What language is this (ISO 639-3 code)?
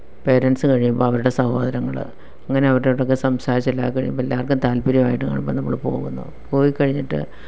mal